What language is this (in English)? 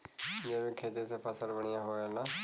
Bhojpuri